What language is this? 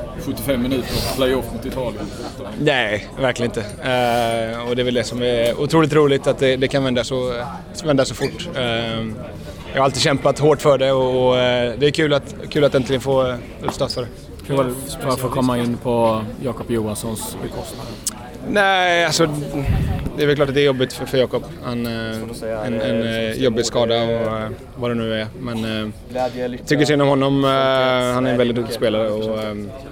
Swedish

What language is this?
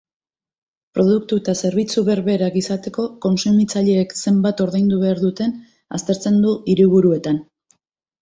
Basque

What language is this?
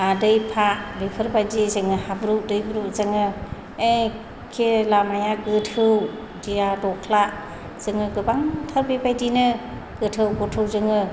Bodo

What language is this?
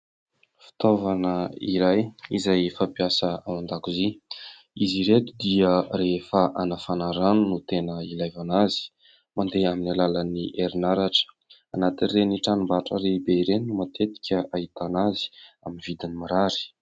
Malagasy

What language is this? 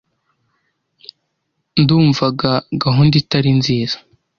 Kinyarwanda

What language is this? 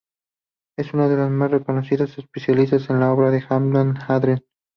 Spanish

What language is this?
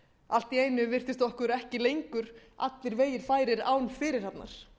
Icelandic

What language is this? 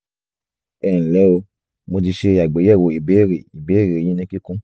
Yoruba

